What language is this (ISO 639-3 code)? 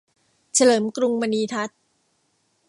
tha